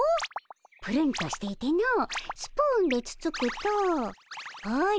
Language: Japanese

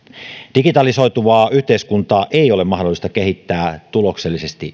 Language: Finnish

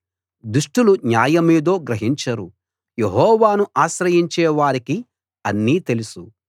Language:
Telugu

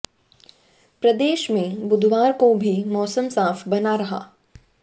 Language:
Hindi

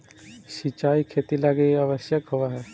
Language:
Magahi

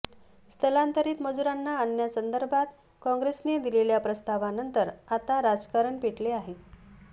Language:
Marathi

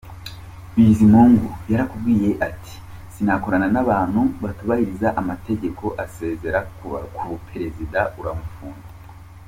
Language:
Kinyarwanda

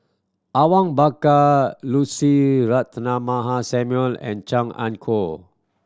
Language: English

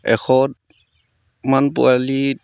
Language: Assamese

